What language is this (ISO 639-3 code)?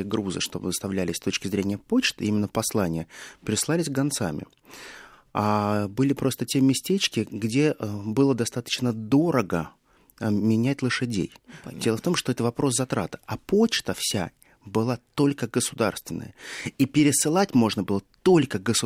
rus